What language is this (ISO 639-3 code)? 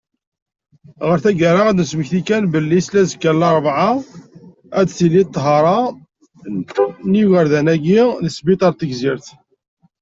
kab